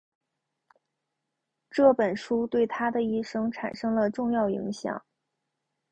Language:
Chinese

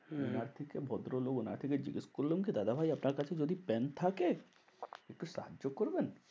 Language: Bangla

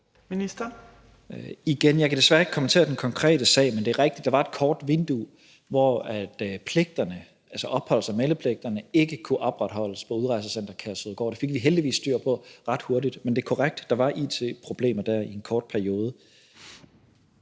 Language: Danish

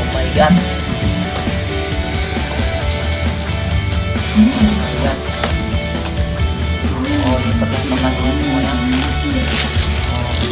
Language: Indonesian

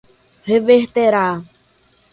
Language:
Portuguese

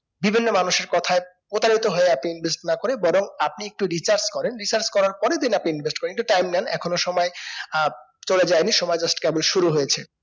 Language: Bangla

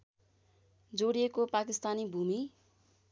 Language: Nepali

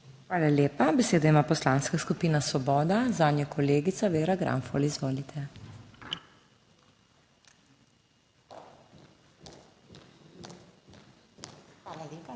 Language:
Slovenian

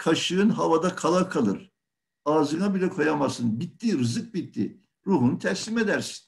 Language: Turkish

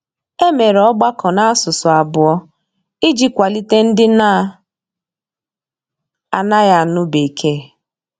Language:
Igbo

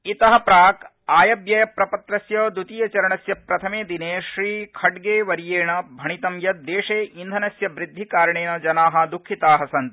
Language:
Sanskrit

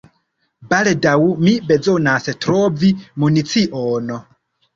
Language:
Esperanto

